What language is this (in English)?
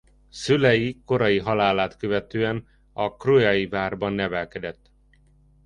Hungarian